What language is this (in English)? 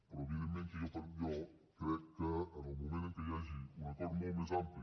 Catalan